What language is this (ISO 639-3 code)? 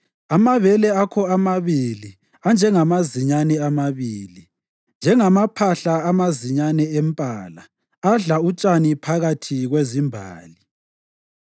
nde